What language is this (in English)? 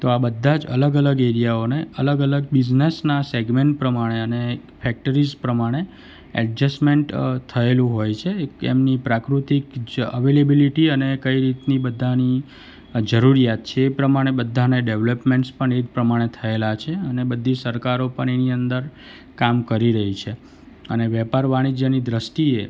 Gujarati